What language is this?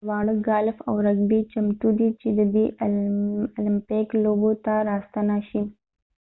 Pashto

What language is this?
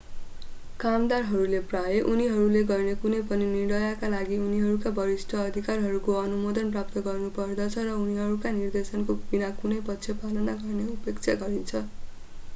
Nepali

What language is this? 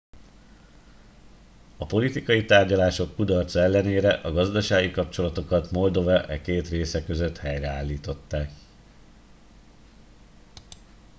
Hungarian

